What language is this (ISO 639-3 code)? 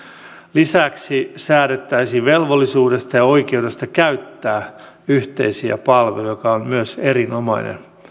fin